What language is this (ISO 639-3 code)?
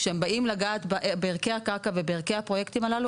heb